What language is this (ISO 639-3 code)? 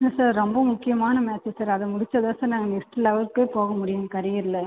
tam